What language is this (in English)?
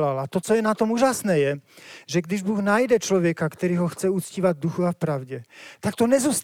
Czech